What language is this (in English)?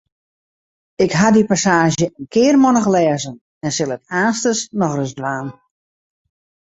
Western Frisian